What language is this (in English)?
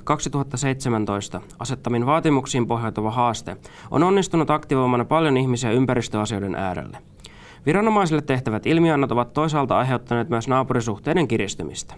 Finnish